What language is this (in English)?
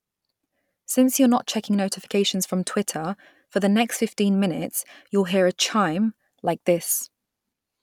English